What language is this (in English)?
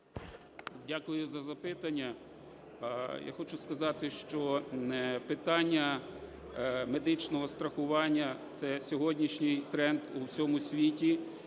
Ukrainian